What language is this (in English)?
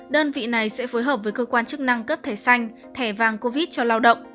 Vietnamese